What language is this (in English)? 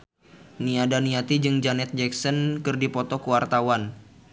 Sundanese